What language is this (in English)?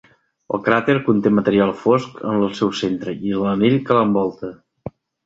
Catalan